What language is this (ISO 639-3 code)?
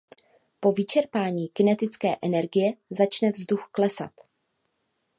ces